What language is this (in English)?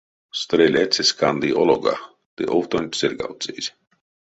Erzya